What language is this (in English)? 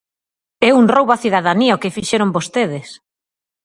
Galician